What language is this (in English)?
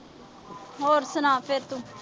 Punjabi